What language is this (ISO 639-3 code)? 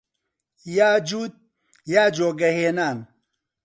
ckb